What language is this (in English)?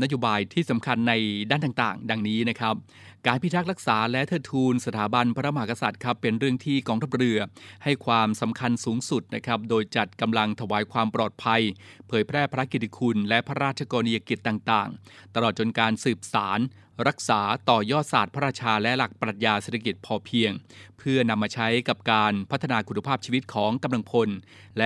Thai